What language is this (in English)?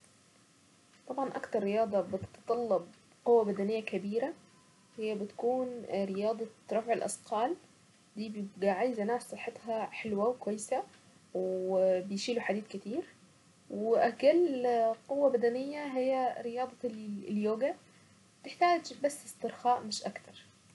Saidi Arabic